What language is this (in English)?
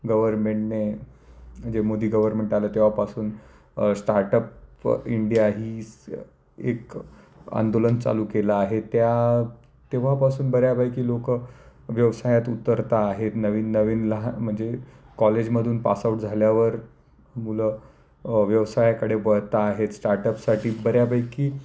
Marathi